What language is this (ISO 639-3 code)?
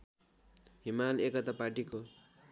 nep